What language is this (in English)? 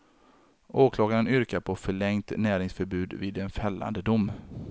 Swedish